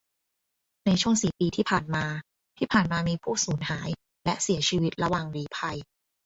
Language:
Thai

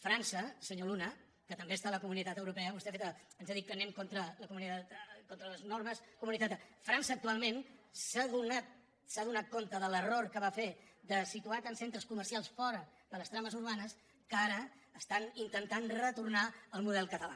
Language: Catalan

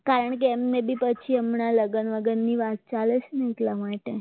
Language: Gujarati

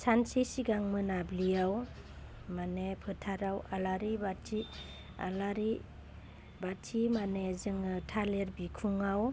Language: Bodo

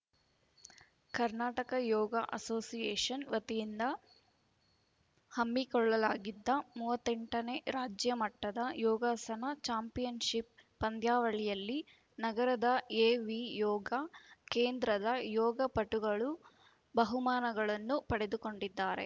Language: Kannada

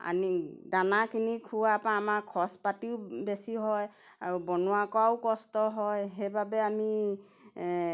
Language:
Assamese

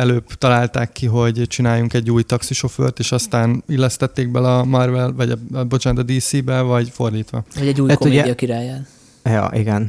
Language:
Hungarian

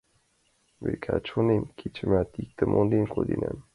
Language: Mari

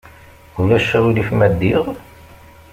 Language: Kabyle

